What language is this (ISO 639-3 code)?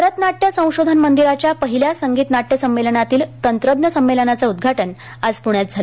mar